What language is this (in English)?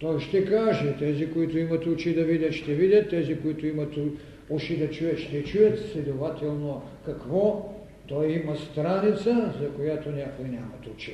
Bulgarian